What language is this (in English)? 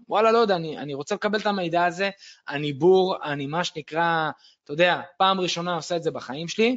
Hebrew